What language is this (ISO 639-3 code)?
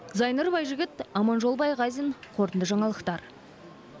kaz